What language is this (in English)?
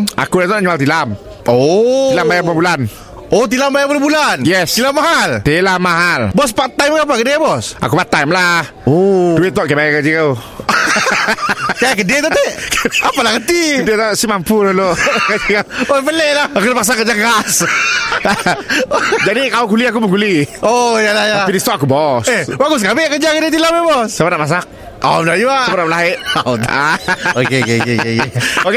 Malay